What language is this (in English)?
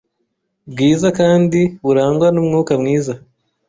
Kinyarwanda